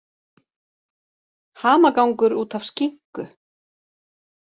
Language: Icelandic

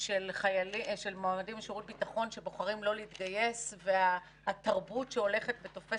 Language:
Hebrew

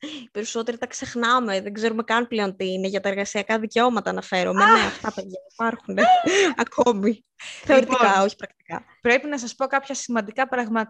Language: Greek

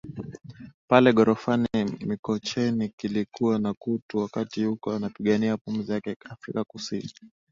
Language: Swahili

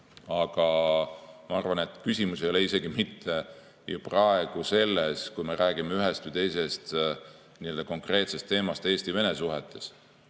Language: Estonian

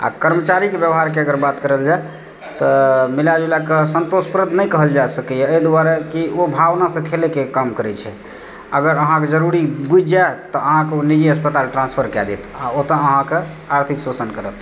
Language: Maithili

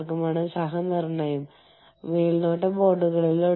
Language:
Malayalam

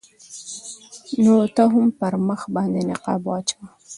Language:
Pashto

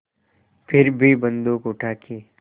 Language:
Hindi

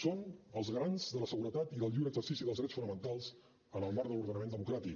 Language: Catalan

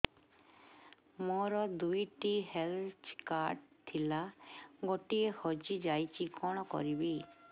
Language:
Odia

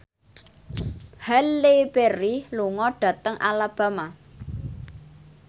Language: Javanese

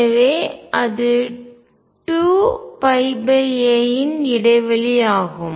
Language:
Tamil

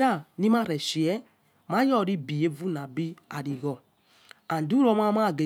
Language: Yekhee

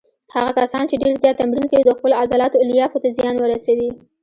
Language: Pashto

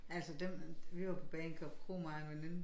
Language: Danish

